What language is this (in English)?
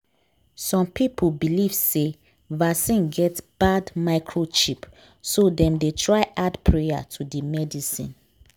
Nigerian Pidgin